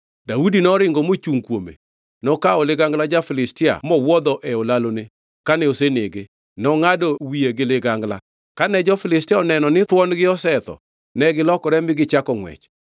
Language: Luo (Kenya and Tanzania)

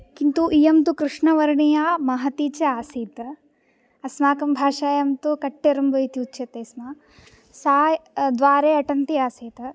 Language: Sanskrit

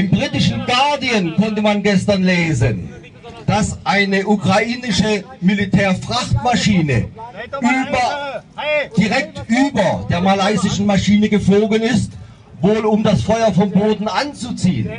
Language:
German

